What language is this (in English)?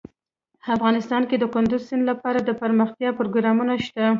Pashto